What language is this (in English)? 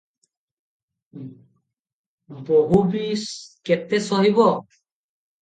Odia